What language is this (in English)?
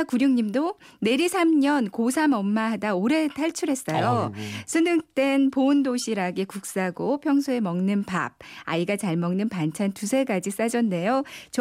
Korean